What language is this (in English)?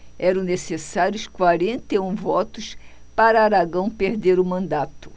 Portuguese